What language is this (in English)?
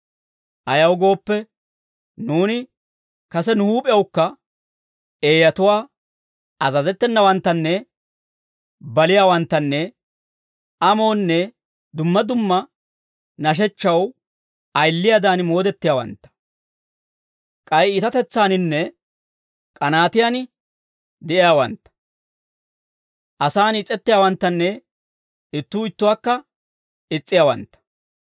Dawro